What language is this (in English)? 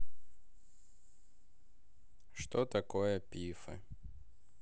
Russian